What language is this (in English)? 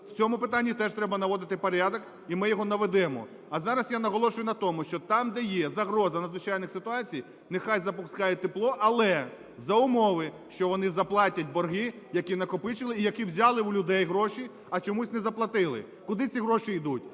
Ukrainian